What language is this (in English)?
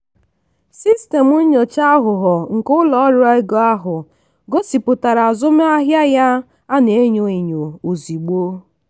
Igbo